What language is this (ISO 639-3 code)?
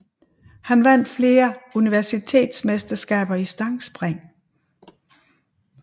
dan